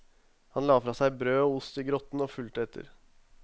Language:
Norwegian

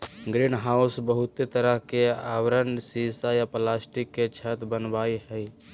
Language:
Magahi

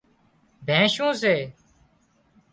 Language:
Wadiyara Koli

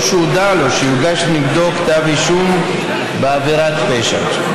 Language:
Hebrew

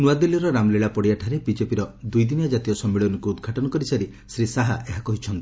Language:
Odia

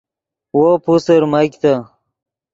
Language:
Yidgha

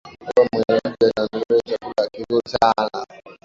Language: Swahili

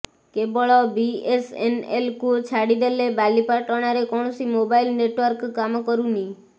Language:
Odia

